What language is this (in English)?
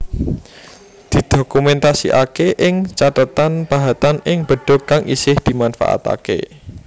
Javanese